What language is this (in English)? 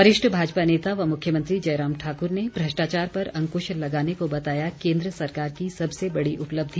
Hindi